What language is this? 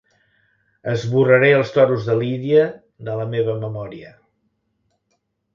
Catalan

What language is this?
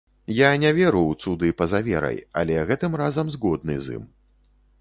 Belarusian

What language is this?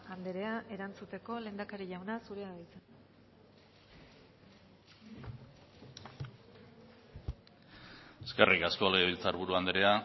Basque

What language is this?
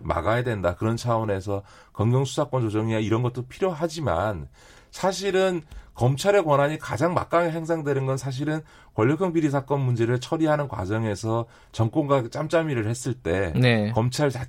Korean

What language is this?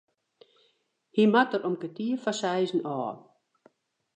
Western Frisian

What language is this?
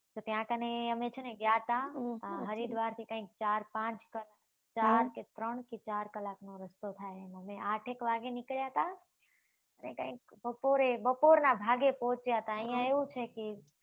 Gujarati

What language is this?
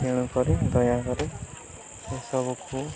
Odia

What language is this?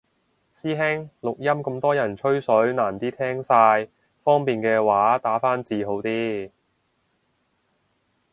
Cantonese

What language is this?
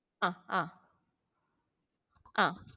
Malayalam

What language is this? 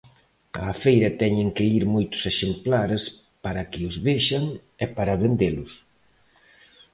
Galician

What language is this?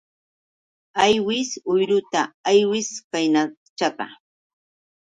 Yauyos Quechua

